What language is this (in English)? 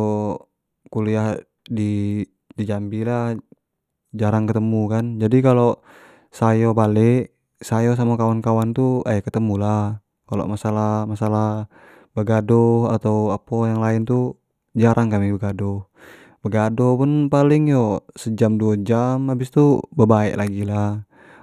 Jambi Malay